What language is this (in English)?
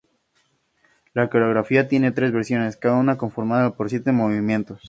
Spanish